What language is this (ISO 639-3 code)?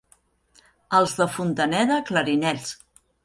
cat